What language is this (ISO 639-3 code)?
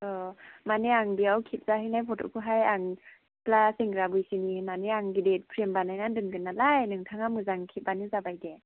brx